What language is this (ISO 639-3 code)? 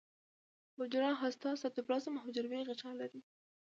pus